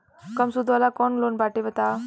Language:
Bhojpuri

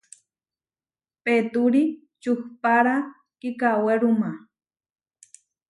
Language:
Huarijio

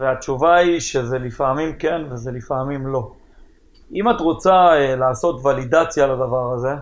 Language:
Hebrew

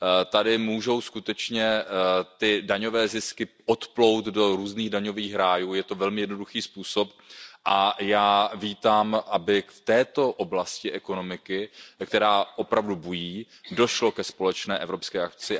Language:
Czech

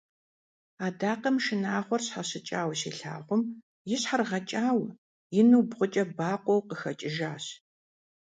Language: Kabardian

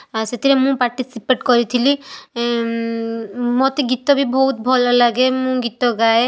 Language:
Odia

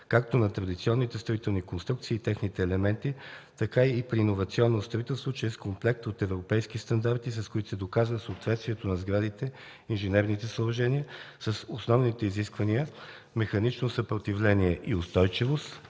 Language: Bulgarian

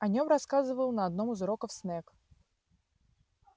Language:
Russian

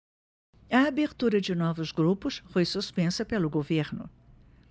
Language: Portuguese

